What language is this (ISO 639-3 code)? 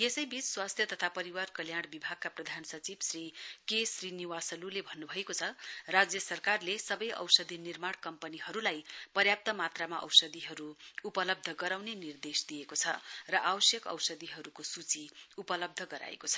nep